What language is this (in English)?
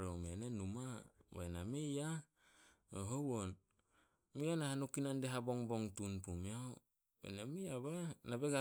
Solos